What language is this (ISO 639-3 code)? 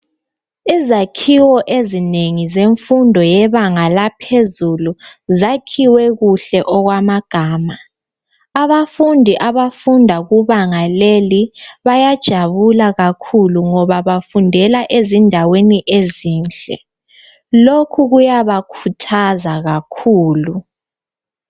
nde